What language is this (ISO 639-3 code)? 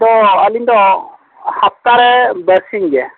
sat